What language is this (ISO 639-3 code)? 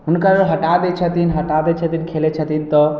mai